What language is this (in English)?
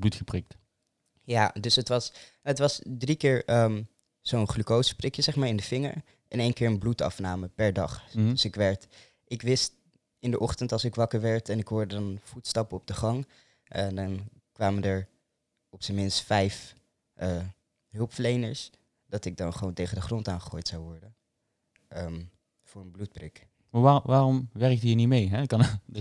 Dutch